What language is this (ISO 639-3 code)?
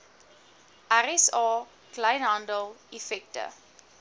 afr